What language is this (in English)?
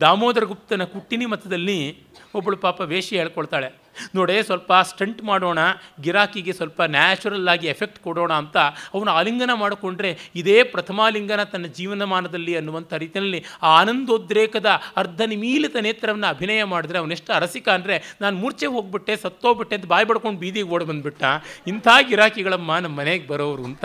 Kannada